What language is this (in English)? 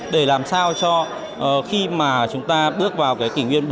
Vietnamese